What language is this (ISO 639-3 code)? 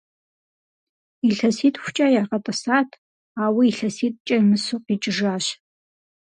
kbd